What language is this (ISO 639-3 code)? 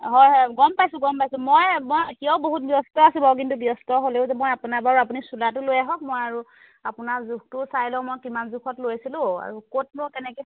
asm